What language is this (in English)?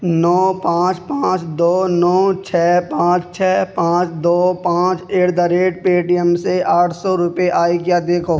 Urdu